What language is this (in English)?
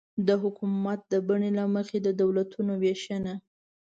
Pashto